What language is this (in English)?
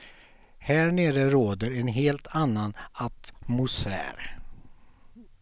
Swedish